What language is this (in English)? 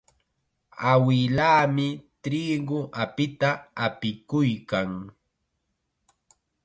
Chiquián Ancash Quechua